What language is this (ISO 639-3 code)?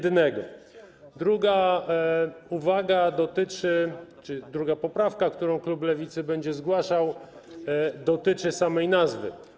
pol